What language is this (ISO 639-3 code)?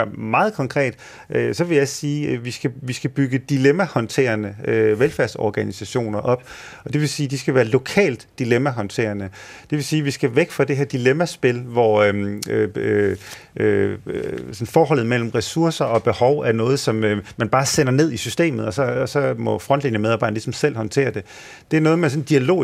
dan